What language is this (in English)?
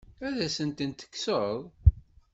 Kabyle